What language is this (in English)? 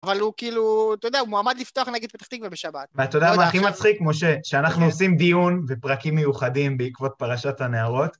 Hebrew